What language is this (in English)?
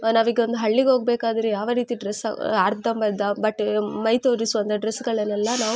Kannada